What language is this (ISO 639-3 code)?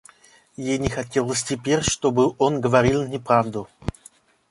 rus